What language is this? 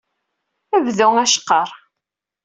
Kabyle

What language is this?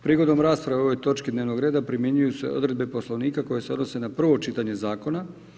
Croatian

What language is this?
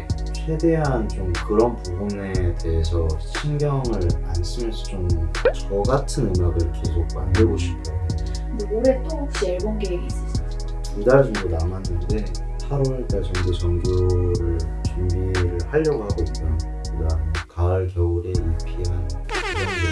Korean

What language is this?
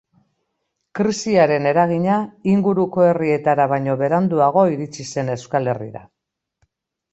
Basque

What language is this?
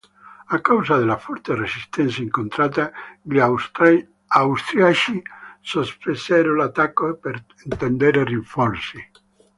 Italian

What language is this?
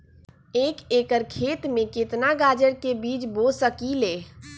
Magahi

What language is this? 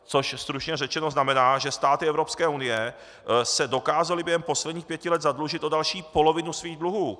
Czech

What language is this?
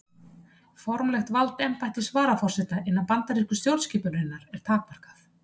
Icelandic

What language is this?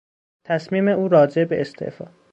Persian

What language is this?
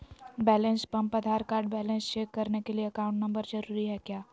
Magahi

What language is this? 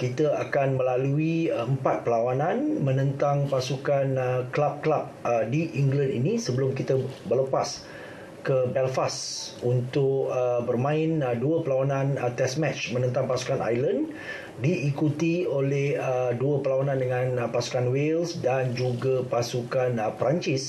Malay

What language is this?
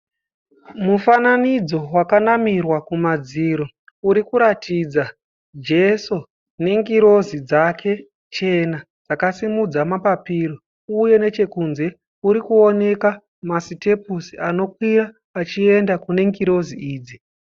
Shona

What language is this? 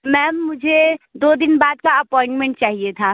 Hindi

